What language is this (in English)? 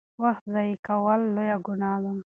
Pashto